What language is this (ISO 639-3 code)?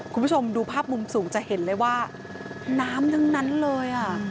tha